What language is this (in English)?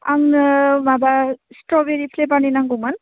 Bodo